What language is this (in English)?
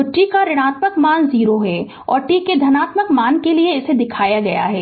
Hindi